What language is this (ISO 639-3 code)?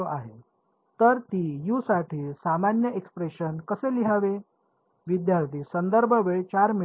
mar